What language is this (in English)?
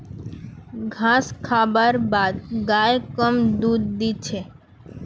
Magahi